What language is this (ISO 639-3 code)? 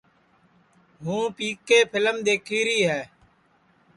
ssi